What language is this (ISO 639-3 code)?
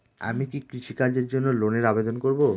ben